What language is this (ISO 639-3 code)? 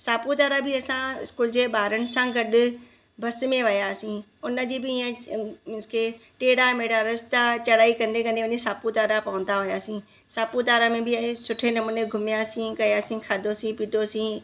snd